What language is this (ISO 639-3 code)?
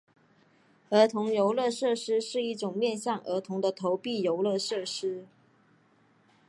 zho